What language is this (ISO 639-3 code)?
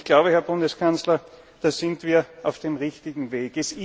deu